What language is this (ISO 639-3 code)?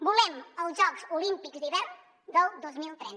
cat